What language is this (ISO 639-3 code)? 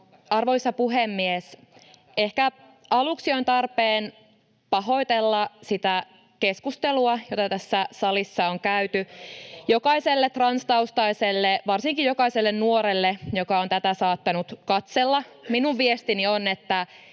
fin